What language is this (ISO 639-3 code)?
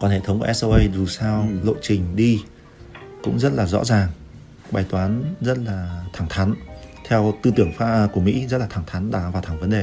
vie